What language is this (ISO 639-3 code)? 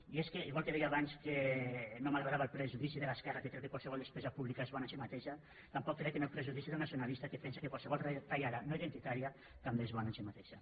cat